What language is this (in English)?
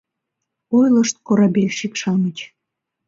Mari